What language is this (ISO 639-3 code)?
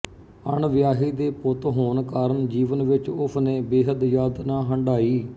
pan